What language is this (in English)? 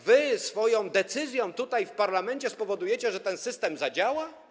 Polish